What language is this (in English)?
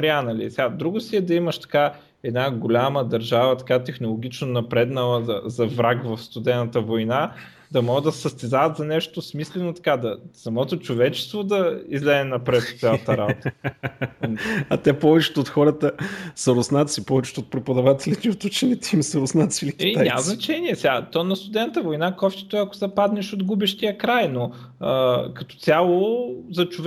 Bulgarian